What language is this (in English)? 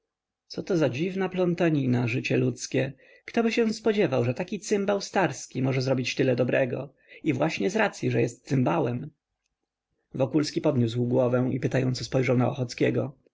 Polish